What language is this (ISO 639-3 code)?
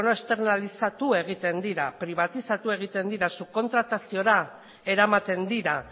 eus